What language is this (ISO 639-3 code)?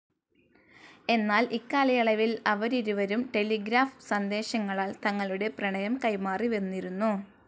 mal